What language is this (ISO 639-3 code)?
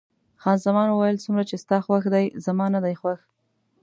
pus